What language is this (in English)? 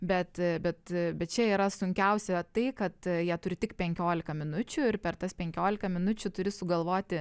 Lithuanian